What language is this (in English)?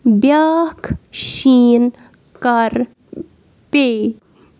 Kashmiri